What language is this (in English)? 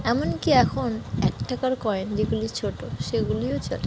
Bangla